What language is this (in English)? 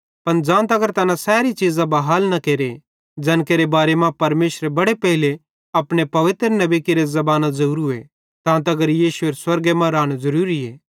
Bhadrawahi